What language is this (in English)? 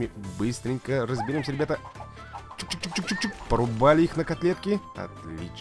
Russian